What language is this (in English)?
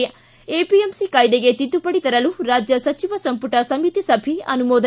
Kannada